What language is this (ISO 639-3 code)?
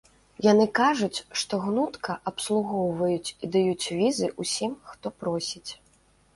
bel